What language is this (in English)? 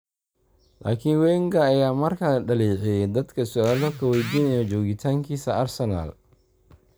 Somali